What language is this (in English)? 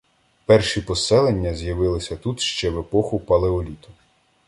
Ukrainian